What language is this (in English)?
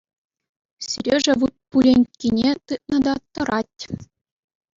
Chuvash